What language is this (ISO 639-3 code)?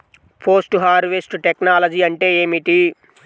tel